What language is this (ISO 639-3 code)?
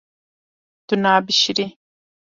kur